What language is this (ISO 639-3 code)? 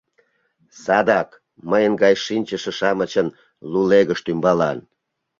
chm